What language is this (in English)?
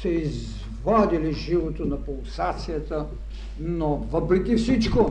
Bulgarian